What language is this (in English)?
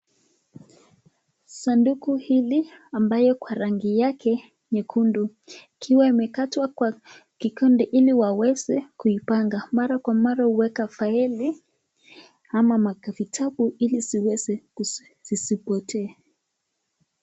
Swahili